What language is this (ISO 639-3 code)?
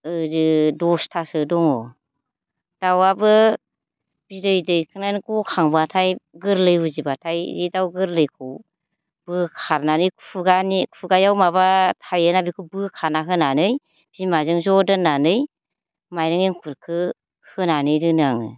brx